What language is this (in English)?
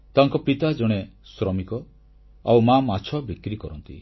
Odia